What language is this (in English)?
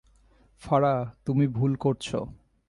Bangla